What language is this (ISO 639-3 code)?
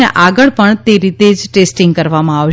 guj